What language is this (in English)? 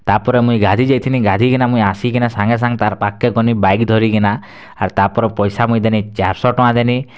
Odia